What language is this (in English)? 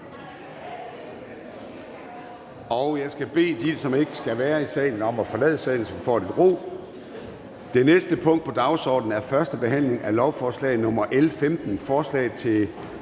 Danish